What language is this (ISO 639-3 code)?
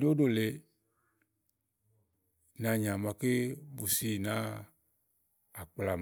ahl